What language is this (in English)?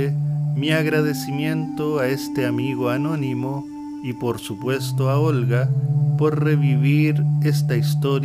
Spanish